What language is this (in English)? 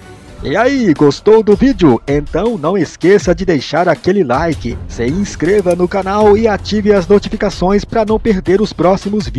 Portuguese